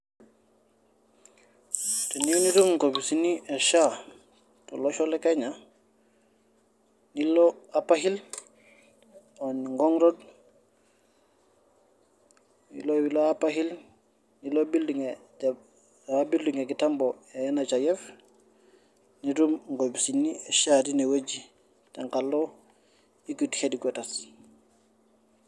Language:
Masai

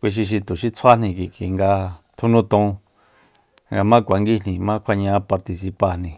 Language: Soyaltepec Mazatec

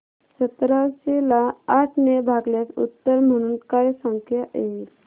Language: Marathi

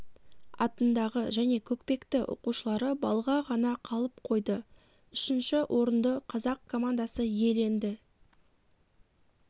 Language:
Kazakh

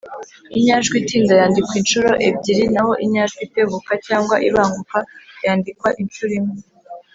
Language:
Kinyarwanda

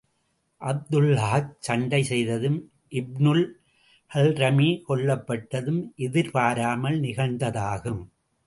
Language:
Tamil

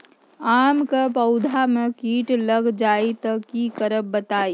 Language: Magahi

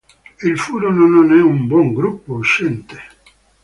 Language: Italian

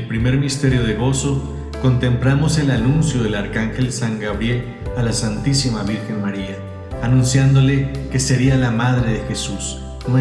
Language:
Spanish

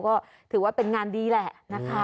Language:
Thai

